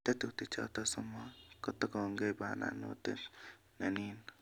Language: Kalenjin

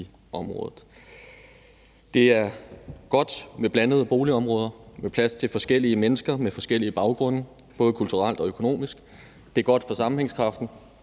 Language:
Danish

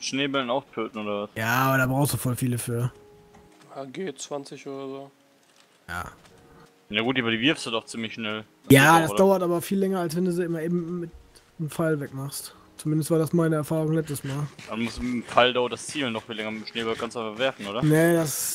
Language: German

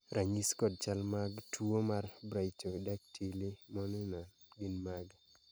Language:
Luo (Kenya and Tanzania)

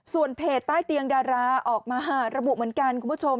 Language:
Thai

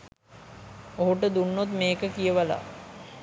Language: Sinhala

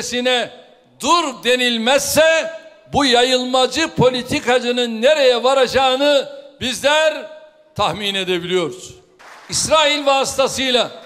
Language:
Turkish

